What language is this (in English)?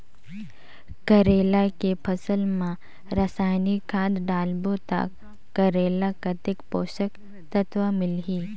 Chhattisgarhi